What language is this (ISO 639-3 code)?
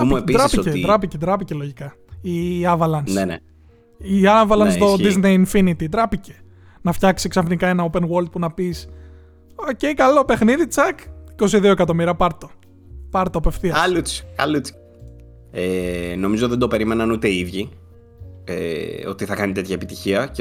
ell